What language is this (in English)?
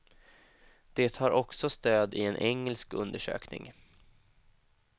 Swedish